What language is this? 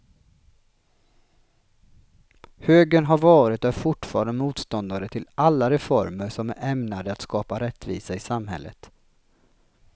Swedish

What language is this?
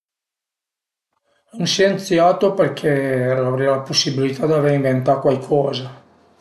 Piedmontese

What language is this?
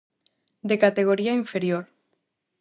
Galician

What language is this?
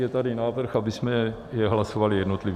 Czech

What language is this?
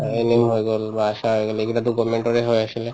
Assamese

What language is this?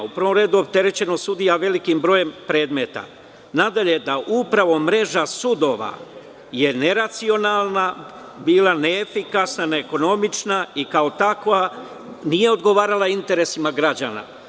Serbian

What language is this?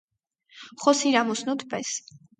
Armenian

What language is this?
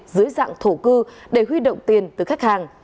Vietnamese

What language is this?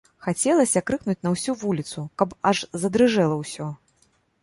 Belarusian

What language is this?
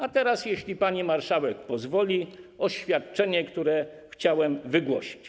Polish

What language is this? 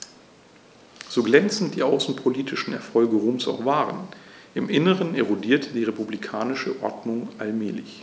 German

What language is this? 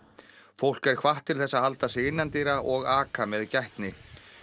Icelandic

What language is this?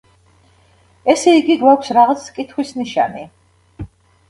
Georgian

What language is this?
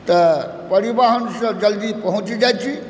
Maithili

